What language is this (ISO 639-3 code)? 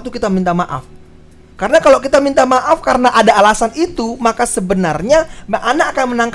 ind